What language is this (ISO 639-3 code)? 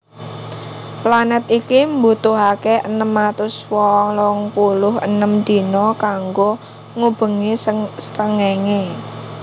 jav